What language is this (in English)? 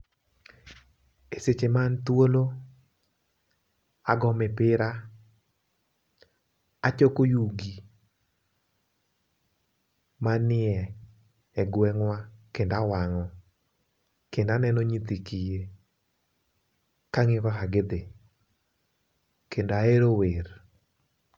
Luo (Kenya and Tanzania)